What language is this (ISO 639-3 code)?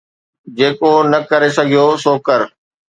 snd